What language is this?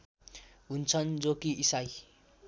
Nepali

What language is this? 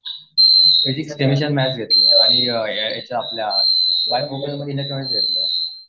Marathi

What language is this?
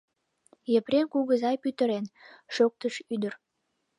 Mari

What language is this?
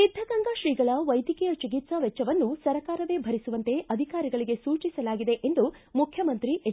Kannada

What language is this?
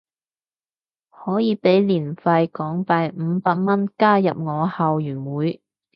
Cantonese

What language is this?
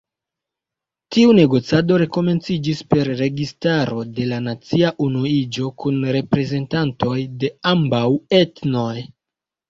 Esperanto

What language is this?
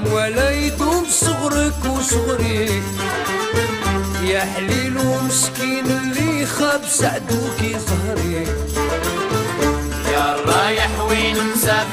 Arabic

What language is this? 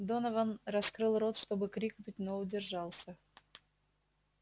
Russian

